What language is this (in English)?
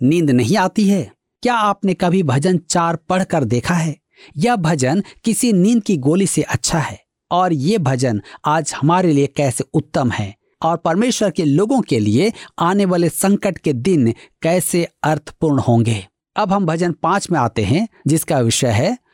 Hindi